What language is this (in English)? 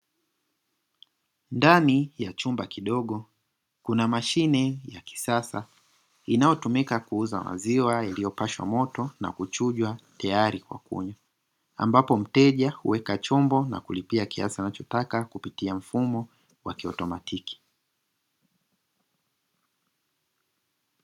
Swahili